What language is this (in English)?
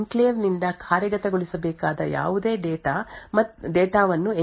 Kannada